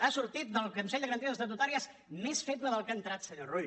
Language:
Catalan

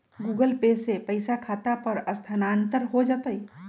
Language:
Magahi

